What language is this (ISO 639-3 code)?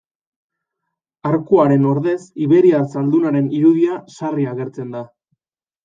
eus